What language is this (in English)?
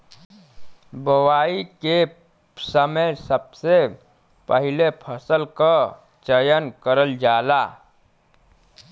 Bhojpuri